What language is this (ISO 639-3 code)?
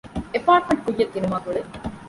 div